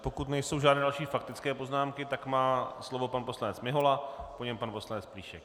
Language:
Czech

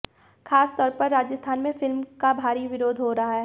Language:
Hindi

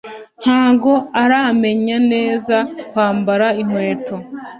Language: Kinyarwanda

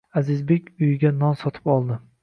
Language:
Uzbek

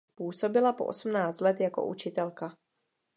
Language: Czech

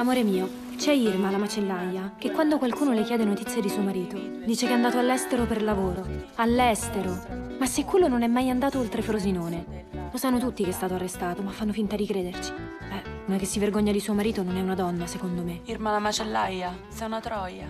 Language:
Italian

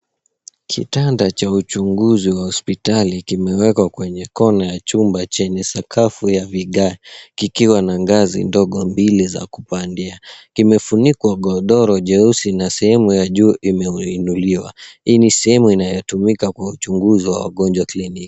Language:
Swahili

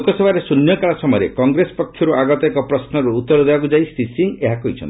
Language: Odia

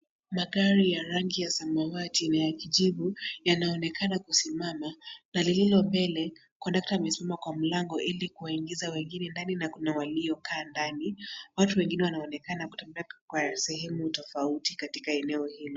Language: Swahili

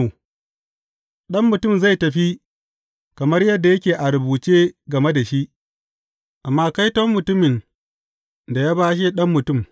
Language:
Hausa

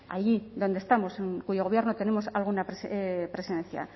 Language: Spanish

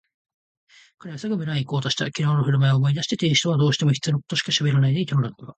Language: Japanese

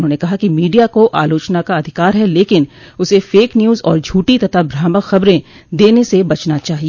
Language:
Hindi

